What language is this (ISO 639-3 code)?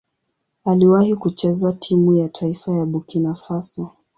swa